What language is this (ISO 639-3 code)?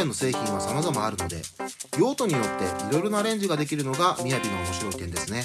jpn